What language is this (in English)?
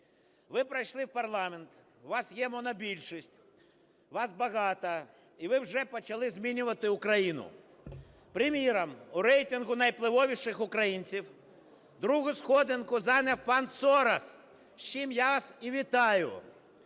Ukrainian